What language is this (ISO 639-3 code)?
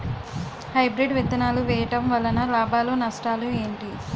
tel